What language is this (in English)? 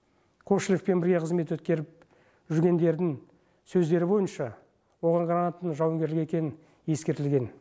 Kazakh